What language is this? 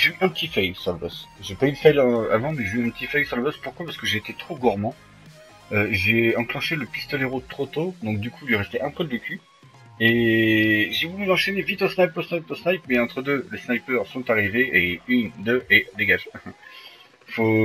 French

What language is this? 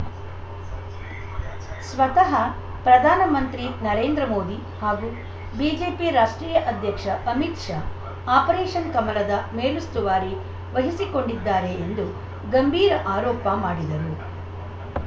Kannada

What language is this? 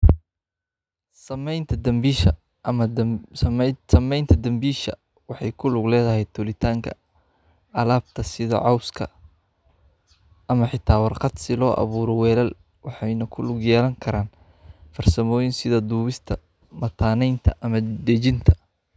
Somali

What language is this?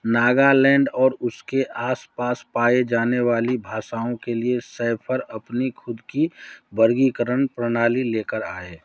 Hindi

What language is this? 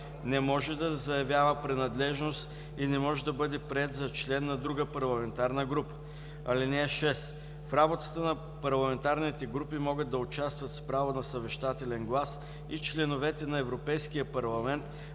Bulgarian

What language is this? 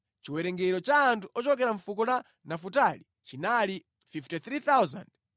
Nyanja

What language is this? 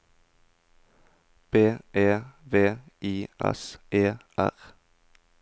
Norwegian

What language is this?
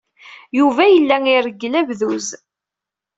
Kabyle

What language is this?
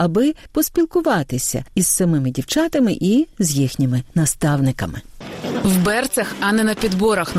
Ukrainian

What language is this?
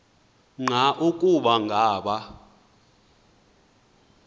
Xhosa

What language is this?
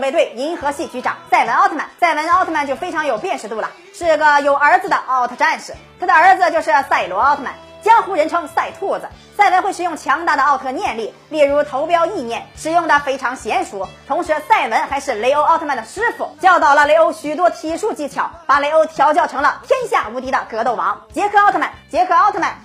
Chinese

